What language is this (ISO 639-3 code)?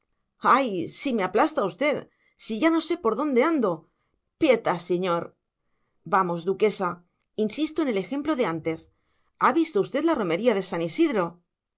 spa